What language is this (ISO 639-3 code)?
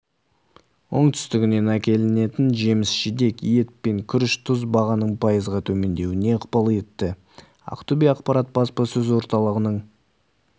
kaz